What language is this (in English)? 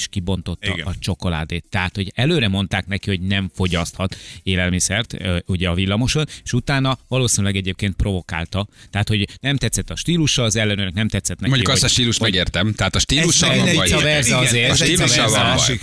Hungarian